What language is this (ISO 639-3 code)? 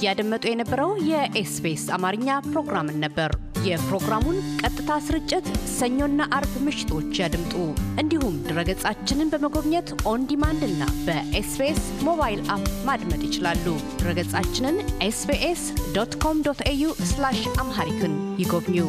amh